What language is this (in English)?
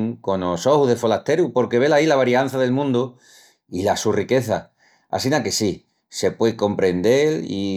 Extremaduran